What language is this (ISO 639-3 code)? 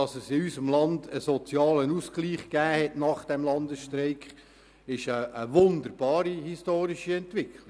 gsw